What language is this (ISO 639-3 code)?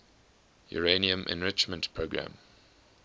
eng